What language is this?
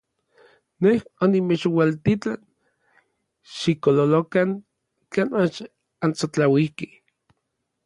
Orizaba Nahuatl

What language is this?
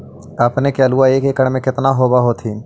Magahi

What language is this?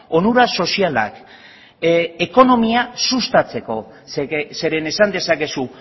Basque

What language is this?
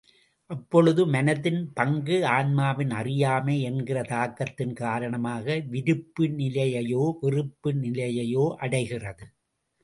Tamil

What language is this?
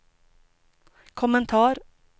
Swedish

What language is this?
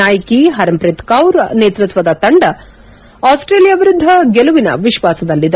Kannada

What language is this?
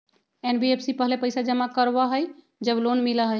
Magahi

